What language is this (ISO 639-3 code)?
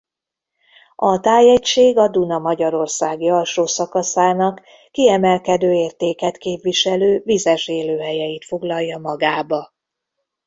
hun